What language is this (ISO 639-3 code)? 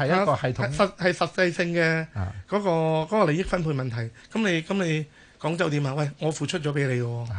zho